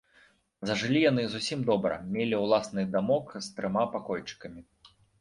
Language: Belarusian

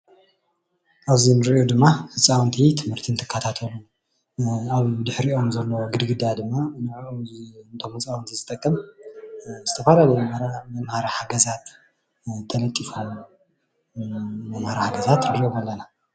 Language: Tigrinya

